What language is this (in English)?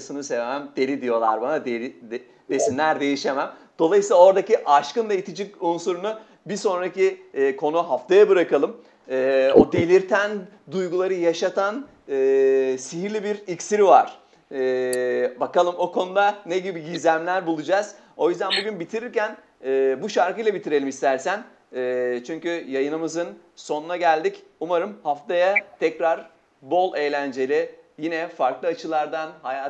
Turkish